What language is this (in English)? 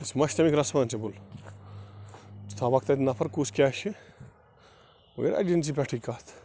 Kashmiri